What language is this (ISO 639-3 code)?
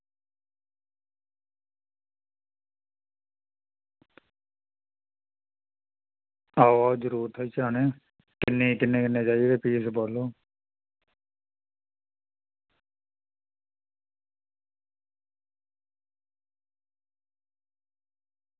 doi